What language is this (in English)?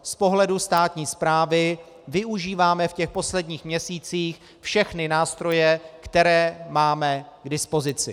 Czech